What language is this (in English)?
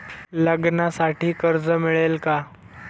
Marathi